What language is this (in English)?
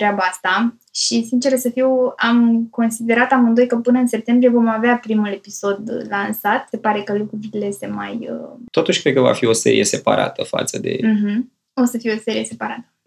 Romanian